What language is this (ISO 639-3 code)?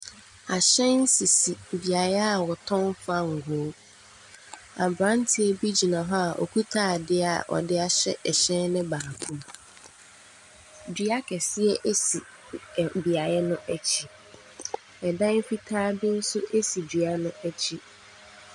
aka